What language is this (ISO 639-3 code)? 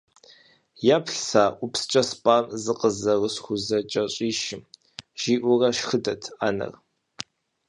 kbd